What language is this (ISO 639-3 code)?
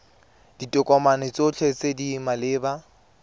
tsn